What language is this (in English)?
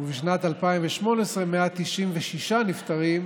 Hebrew